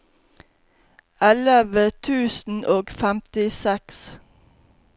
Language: Norwegian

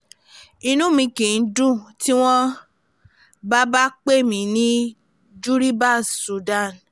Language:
Yoruba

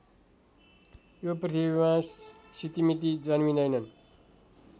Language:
Nepali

